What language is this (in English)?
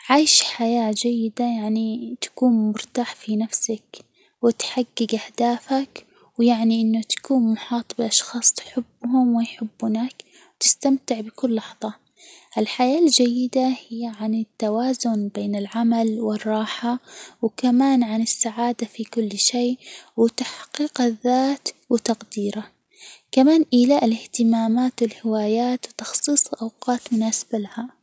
Hijazi Arabic